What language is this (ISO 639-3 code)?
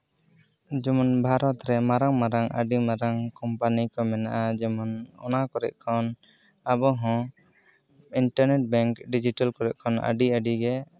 sat